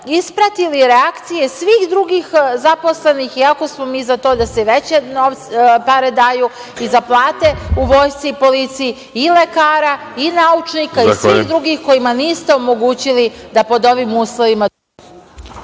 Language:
Serbian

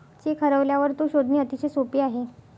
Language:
Marathi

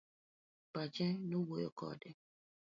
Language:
Luo (Kenya and Tanzania)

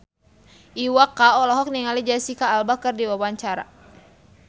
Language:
Sundanese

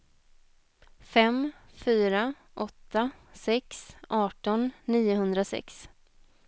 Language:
Swedish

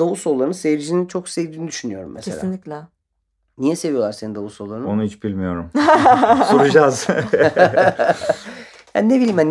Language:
Turkish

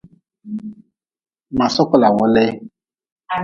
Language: Nawdm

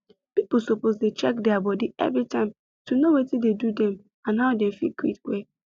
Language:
Nigerian Pidgin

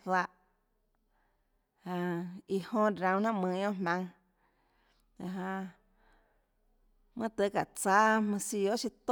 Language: Tlacoatzintepec Chinantec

